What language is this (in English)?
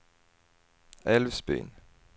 Swedish